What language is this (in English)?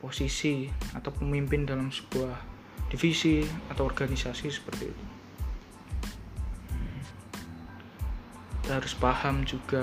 Indonesian